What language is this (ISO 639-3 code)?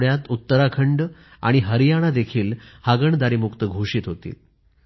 mar